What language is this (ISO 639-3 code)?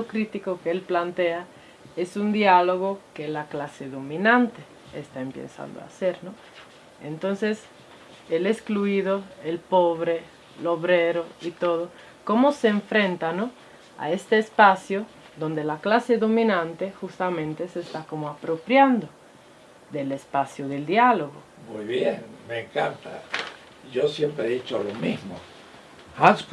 spa